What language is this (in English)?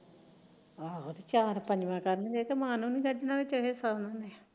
Punjabi